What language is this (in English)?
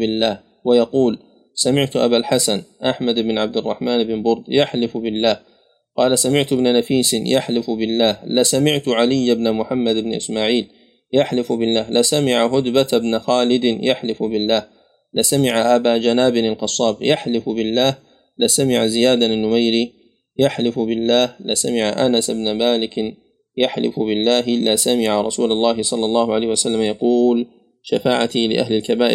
Arabic